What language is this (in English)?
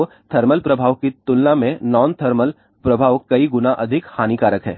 Hindi